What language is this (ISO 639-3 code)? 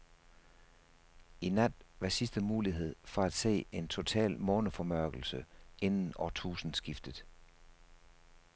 dan